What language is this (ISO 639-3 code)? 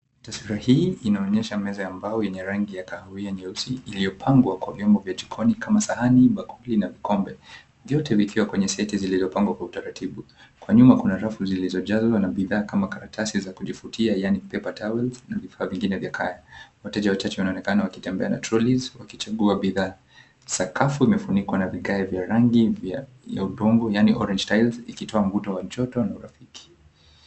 swa